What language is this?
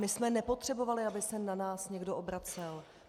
Czech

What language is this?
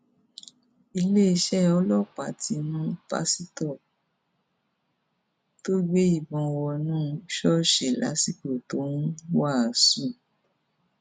Yoruba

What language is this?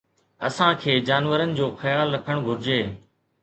Sindhi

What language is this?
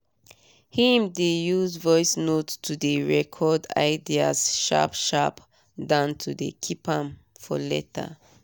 Nigerian Pidgin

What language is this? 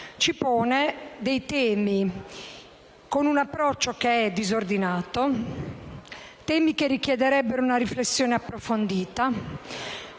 Italian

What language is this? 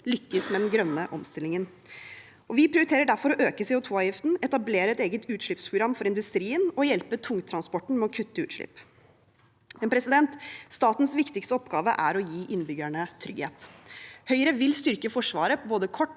Norwegian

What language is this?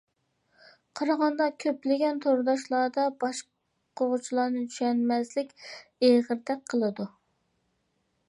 Uyghur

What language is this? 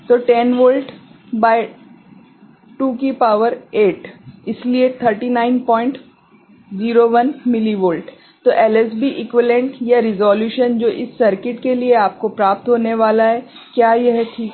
Hindi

